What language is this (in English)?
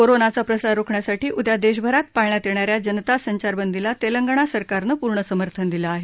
Marathi